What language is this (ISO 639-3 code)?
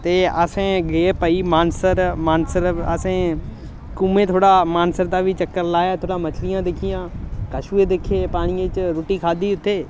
doi